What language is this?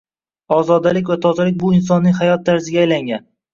Uzbek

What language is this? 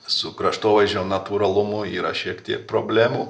Lithuanian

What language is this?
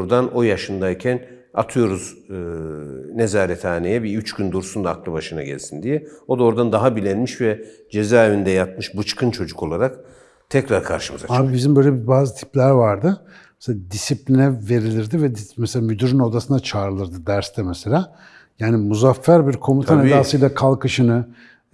Turkish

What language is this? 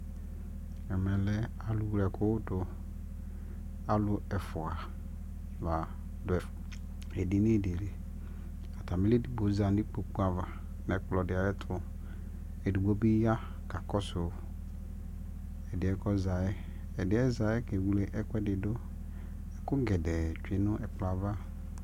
Ikposo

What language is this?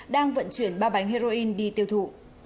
Vietnamese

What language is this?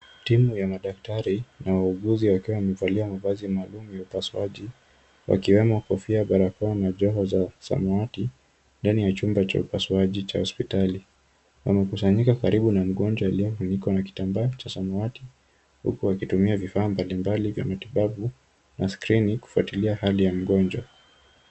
Swahili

